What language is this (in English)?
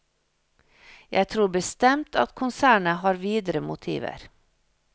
Norwegian